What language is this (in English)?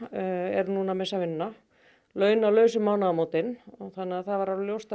Icelandic